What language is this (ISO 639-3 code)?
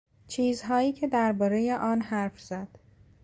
fas